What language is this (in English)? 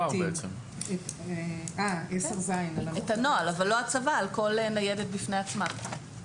Hebrew